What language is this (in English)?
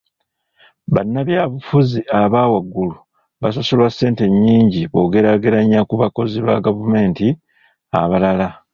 Ganda